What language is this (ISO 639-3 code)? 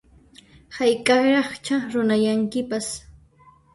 qxp